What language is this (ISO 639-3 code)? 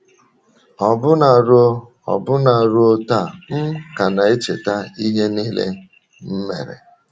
ibo